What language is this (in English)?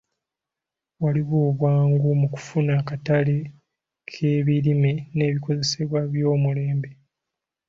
Ganda